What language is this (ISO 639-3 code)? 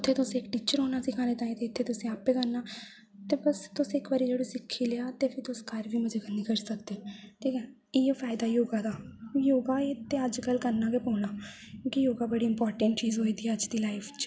doi